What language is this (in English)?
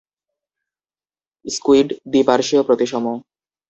Bangla